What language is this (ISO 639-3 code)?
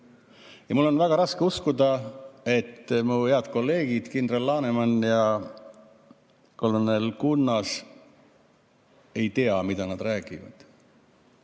est